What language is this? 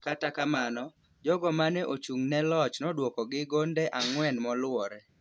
Luo (Kenya and Tanzania)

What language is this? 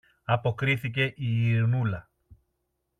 Greek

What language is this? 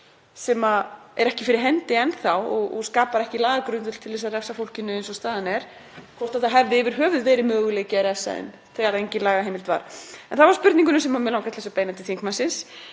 Icelandic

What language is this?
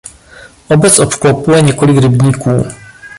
Czech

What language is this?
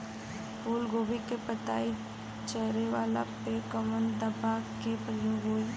Bhojpuri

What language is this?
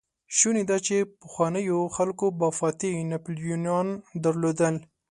Pashto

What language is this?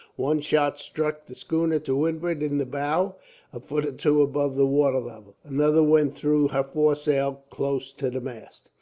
English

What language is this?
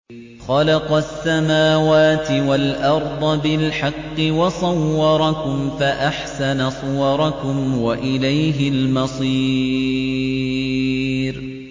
Arabic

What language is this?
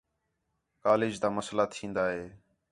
Khetrani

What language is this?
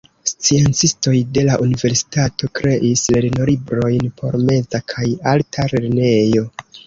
Esperanto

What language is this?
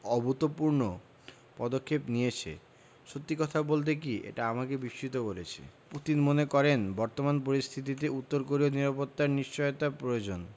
Bangla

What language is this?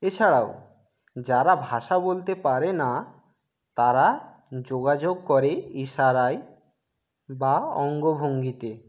Bangla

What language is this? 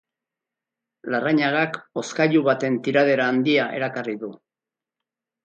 Basque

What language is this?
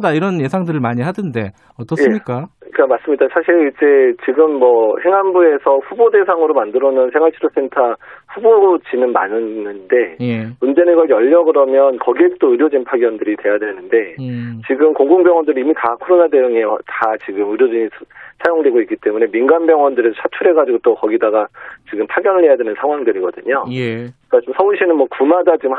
Korean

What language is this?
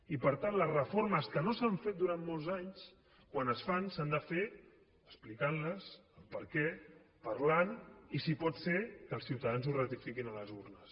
Catalan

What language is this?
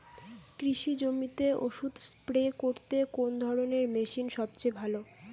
Bangla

